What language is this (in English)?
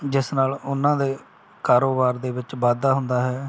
Punjabi